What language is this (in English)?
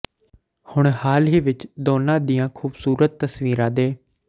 Punjabi